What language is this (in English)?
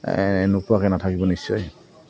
Assamese